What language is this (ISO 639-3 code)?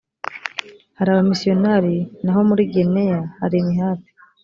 kin